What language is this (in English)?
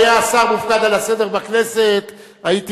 Hebrew